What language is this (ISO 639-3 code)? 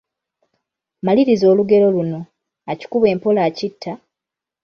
lug